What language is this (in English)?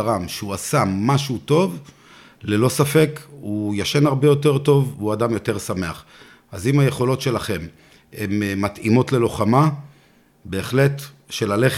Hebrew